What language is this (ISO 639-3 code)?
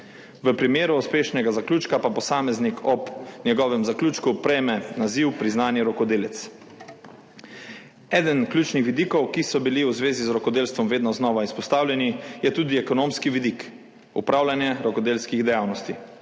slv